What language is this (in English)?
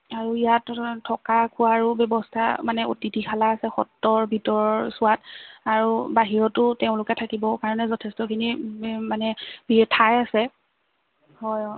Assamese